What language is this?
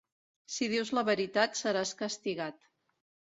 Catalan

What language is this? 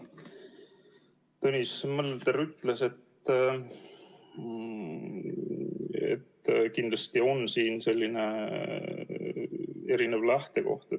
Estonian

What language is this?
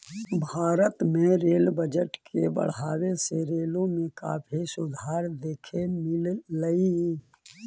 Magahi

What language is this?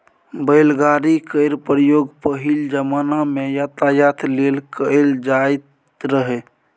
Maithili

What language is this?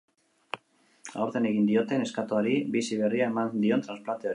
Basque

